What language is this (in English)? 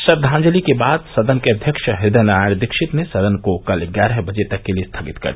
Hindi